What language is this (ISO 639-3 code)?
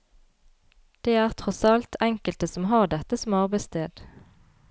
nor